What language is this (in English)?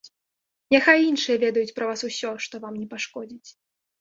Belarusian